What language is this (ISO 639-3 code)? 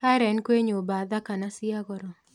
kik